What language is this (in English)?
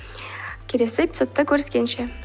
Kazakh